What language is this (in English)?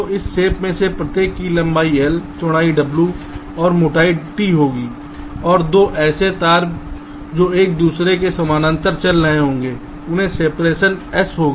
Hindi